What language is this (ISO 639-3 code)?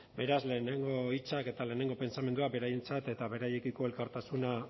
eus